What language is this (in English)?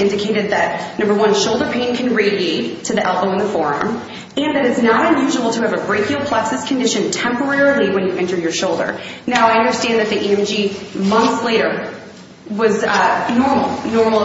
English